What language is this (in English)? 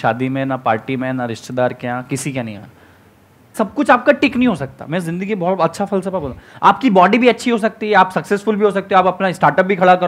Hindi